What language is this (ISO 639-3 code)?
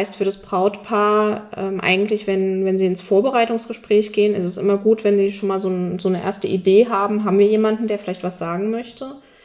deu